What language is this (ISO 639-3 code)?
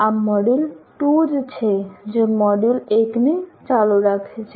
guj